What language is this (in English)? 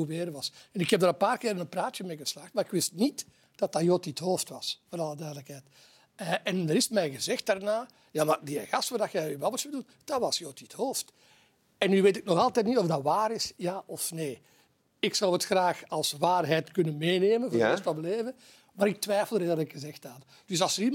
Dutch